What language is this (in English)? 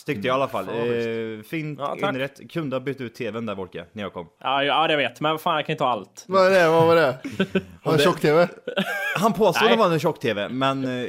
Swedish